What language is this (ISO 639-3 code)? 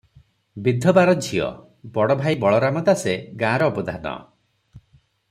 ori